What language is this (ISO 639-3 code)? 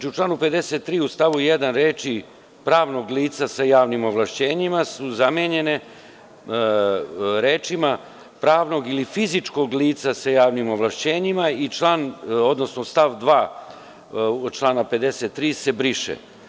srp